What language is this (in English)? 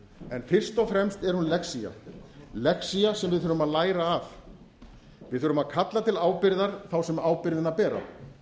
Icelandic